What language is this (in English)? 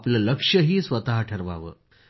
Marathi